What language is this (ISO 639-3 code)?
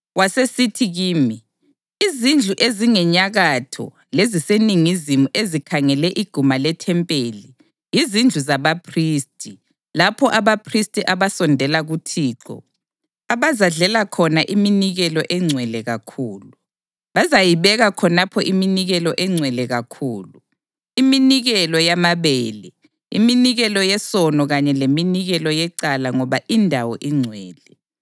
nde